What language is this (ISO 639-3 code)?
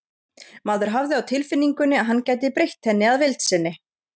isl